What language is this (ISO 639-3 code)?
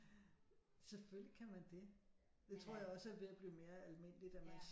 dan